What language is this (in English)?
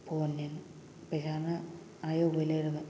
Manipuri